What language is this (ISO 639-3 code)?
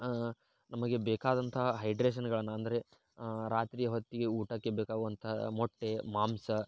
kan